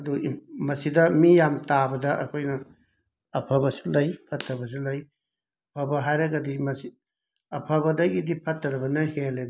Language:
Manipuri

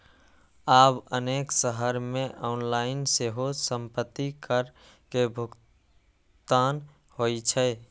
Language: Maithili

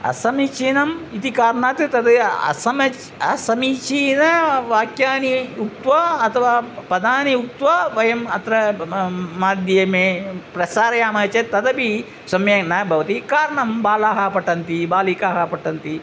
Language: Sanskrit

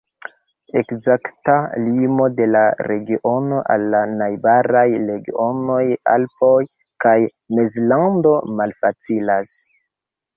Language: Esperanto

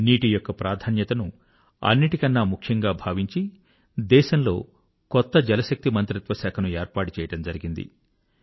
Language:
Telugu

